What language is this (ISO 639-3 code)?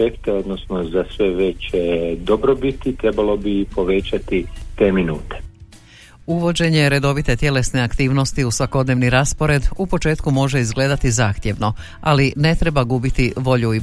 hrv